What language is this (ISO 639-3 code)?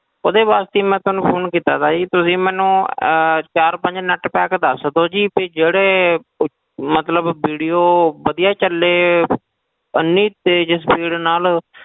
pan